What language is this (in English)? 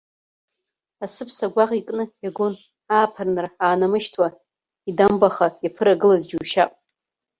Abkhazian